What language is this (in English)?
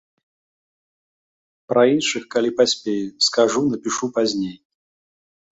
Belarusian